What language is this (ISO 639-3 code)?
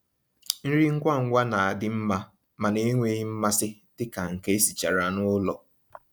ibo